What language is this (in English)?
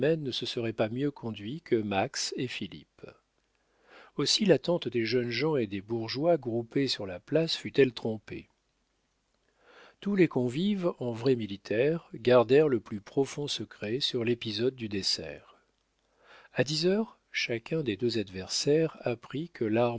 French